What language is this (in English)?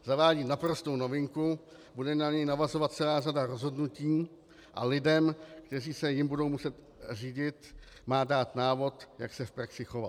Czech